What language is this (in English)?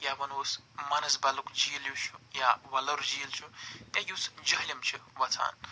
Kashmiri